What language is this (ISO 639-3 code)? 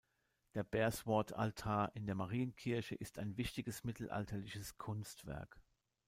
deu